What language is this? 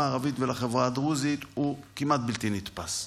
Hebrew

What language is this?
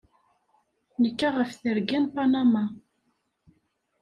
Kabyle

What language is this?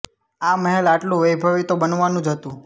Gujarati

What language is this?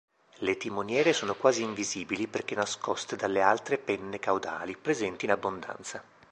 Italian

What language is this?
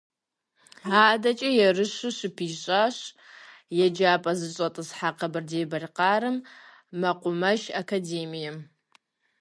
Kabardian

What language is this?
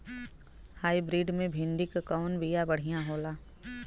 Bhojpuri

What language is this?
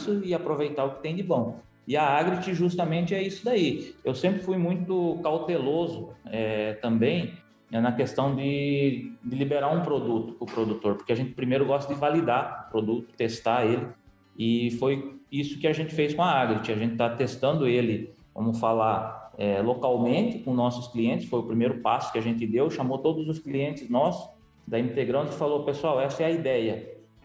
Portuguese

